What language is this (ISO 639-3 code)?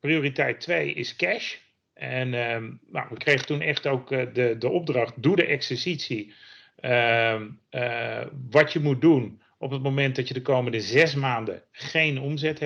nld